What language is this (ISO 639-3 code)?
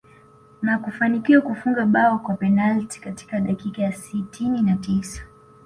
swa